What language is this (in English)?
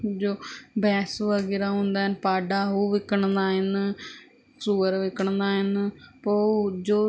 Sindhi